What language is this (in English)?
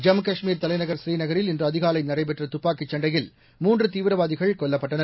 Tamil